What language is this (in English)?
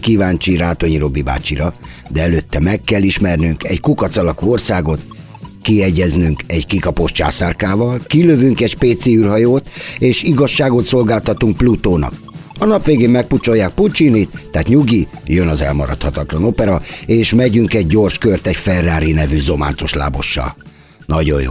Hungarian